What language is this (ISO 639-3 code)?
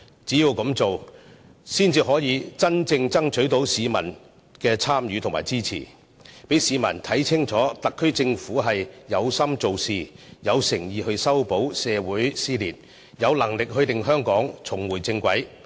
yue